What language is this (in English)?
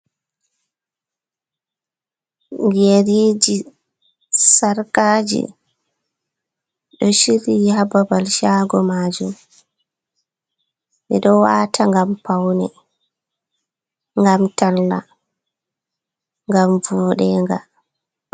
Fula